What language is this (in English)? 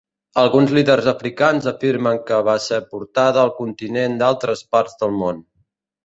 Catalan